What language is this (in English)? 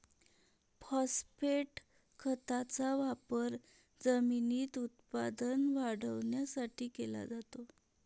Marathi